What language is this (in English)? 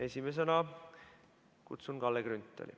Estonian